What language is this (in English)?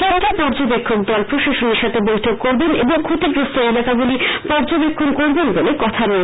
Bangla